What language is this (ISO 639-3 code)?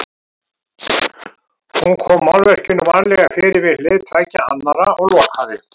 isl